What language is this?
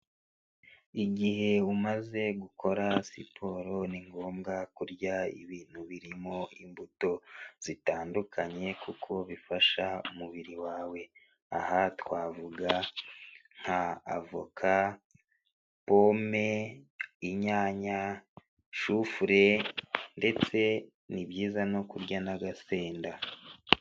Kinyarwanda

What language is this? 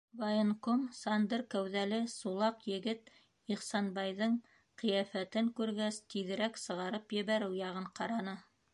Bashkir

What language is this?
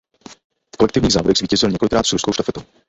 Czech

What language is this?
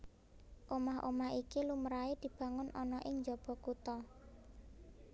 Javanese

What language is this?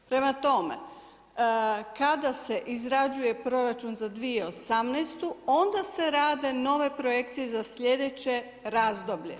Croatian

